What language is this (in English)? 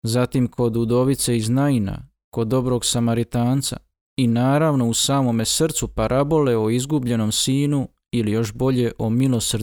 Croatian